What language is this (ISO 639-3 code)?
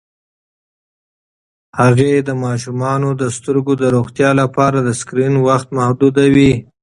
pus